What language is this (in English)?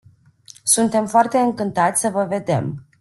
Romanian